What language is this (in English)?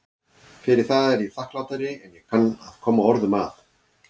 Icelandic